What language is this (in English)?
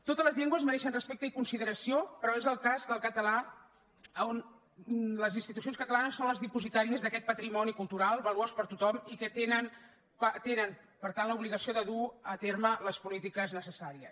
Catalan